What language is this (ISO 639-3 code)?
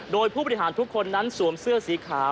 tha